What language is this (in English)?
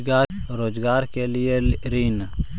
Magahi